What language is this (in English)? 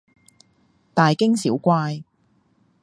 Cantonese